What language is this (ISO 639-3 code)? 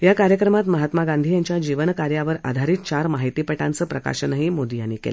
mar